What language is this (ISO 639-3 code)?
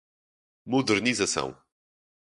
por